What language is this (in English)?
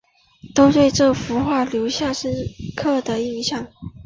Chinese